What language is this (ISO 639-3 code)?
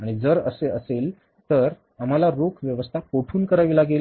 mar